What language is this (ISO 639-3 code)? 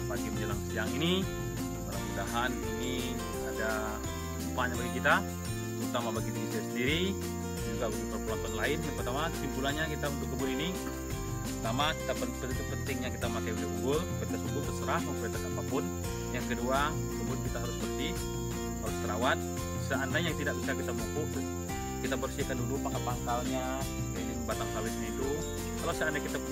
ind